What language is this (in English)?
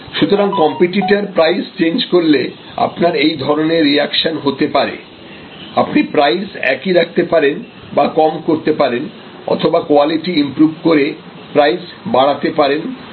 Bangla